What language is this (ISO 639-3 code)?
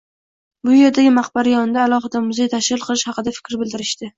uzb